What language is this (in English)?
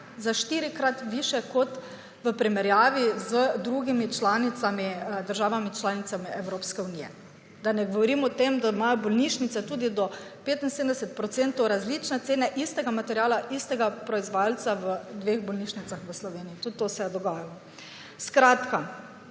Slovenian